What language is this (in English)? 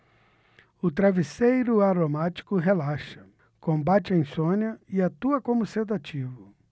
Portuguese